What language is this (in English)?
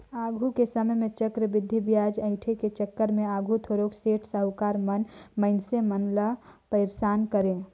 Chhattisgarhi